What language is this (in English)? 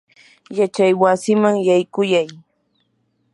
Yanahuanca Pasco Quechua